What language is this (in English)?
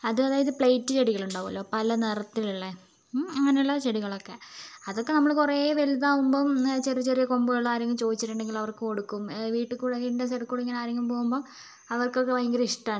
Malayalam